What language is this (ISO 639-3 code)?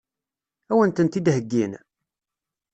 kab